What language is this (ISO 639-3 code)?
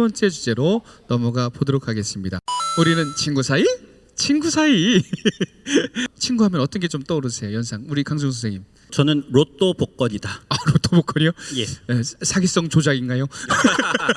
kor